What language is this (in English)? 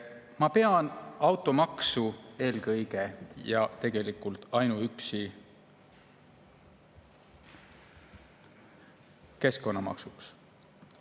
Estonian